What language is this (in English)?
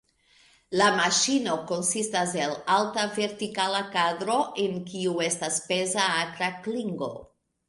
Esperanto